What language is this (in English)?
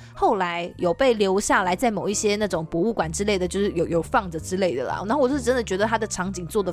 Chinese